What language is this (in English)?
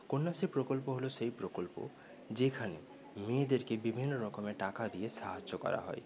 Bangla